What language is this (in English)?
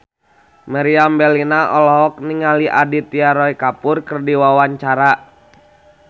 Sundanese